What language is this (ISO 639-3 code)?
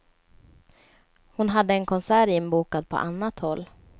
swe